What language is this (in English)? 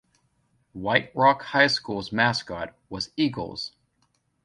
English